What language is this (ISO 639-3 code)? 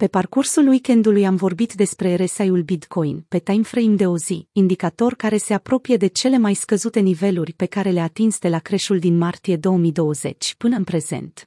ron